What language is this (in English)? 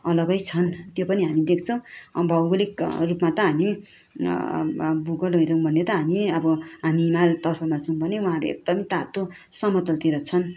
Nepali